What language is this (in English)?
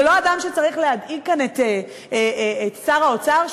Hebrew